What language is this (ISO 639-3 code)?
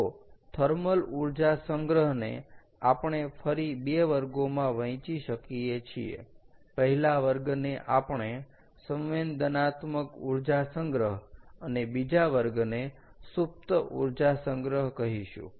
guj